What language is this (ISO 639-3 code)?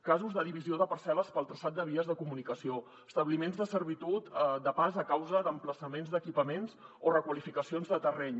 cat